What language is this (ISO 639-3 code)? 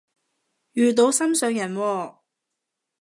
yue